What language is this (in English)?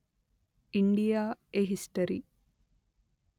Telugu